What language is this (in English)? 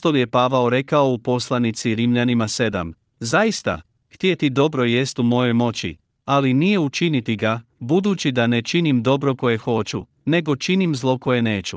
Croatian